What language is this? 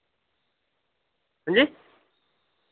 Dogri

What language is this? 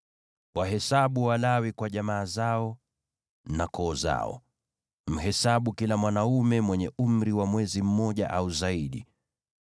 Swahili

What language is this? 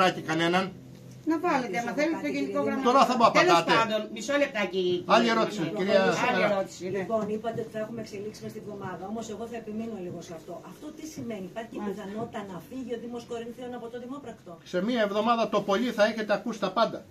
Greek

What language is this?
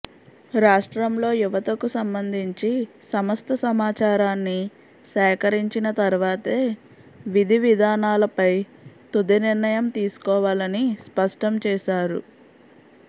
Telugu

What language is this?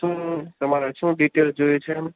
Gujarati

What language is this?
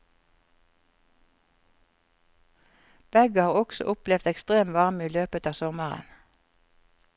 Norwegian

